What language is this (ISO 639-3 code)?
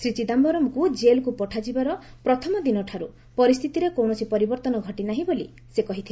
ori